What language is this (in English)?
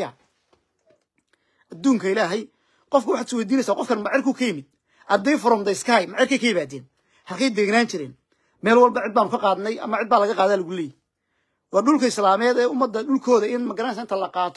Arabic